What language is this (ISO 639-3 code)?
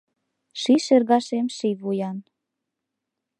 chm